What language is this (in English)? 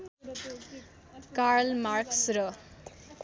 Nepali